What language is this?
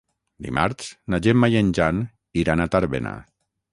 Catalan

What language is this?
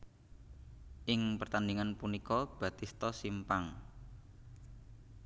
Javanese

